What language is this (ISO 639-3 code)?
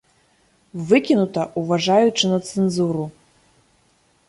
bel